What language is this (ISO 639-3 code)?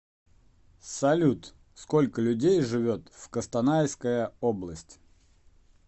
rus